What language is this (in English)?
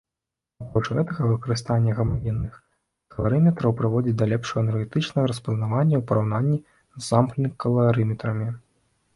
Belarusian